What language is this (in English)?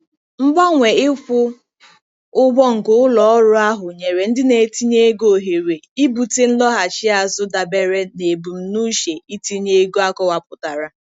Igbo